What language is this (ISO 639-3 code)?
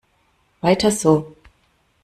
deu